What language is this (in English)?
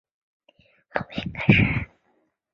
Chinese